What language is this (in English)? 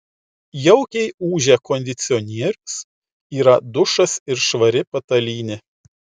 Lithuanian